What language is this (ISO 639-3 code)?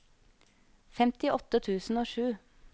nor